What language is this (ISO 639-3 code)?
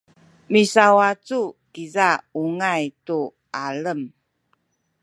szy